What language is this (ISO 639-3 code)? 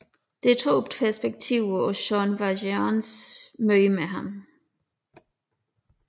dan